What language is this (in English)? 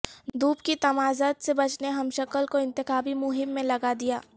Urdu